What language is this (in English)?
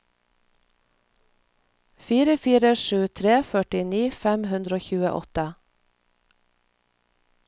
Norwegian